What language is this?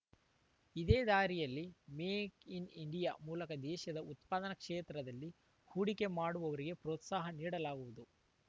Kannada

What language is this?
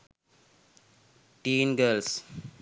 Sinhala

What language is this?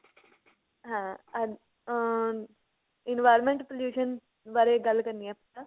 Punjabi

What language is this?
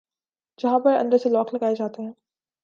Urdu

